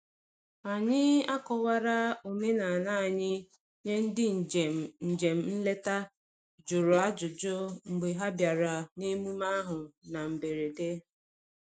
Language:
Igbo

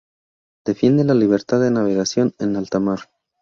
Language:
Spanish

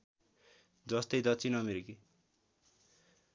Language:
Nepali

